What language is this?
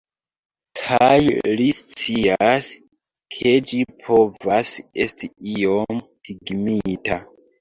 Esperanto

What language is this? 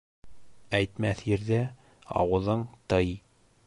Bashkir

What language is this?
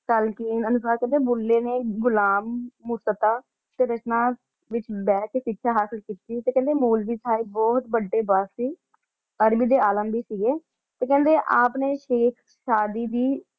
Punjabi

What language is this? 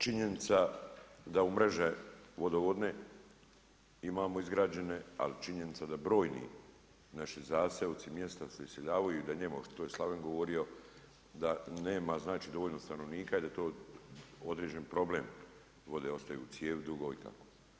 Croatian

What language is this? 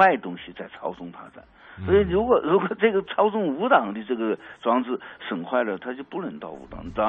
Chinese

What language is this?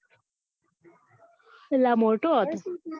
Gujarati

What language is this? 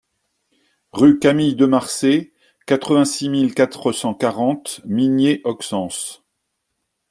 French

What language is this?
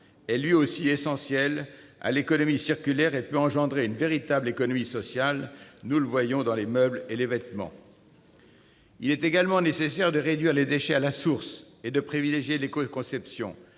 French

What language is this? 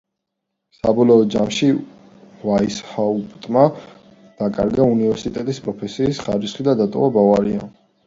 Georgian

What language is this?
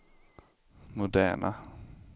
Swedish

